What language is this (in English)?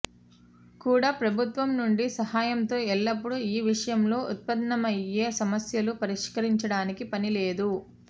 Telugu